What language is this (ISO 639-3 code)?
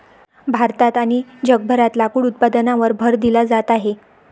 mar